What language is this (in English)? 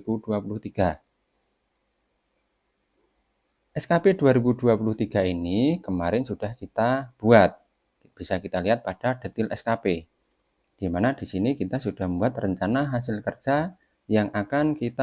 Indonesian